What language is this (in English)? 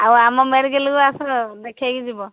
Odia